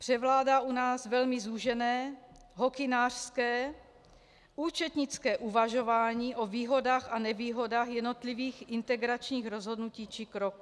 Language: Czech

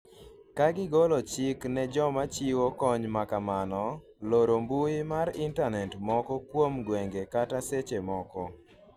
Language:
Luo (Kenya and Tanzania)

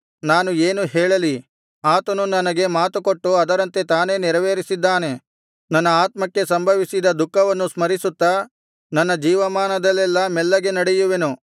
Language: Kannada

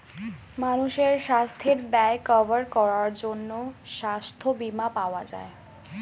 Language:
Bangla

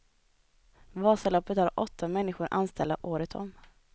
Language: Swedish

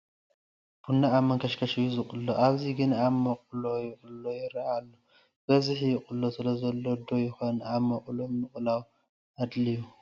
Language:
Tigrinya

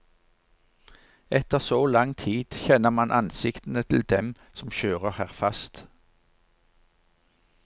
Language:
Norwegian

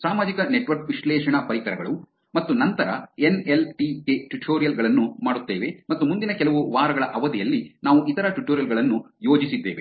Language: Kannada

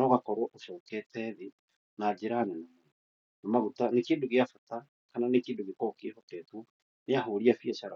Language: Kikuyu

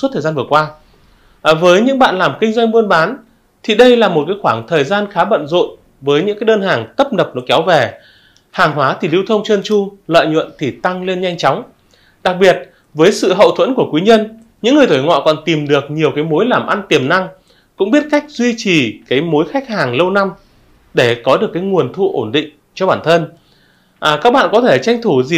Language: Vietnamese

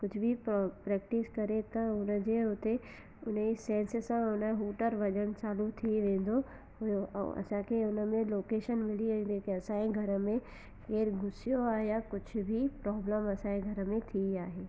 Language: Sindhi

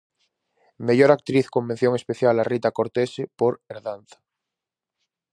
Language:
Galician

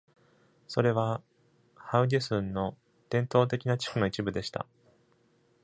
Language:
Japanese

